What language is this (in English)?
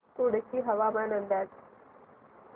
Marathi